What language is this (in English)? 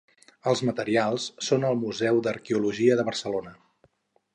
Catalan